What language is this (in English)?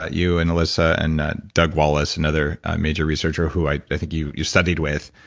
English